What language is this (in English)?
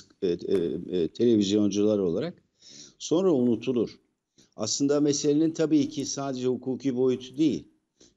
Turkish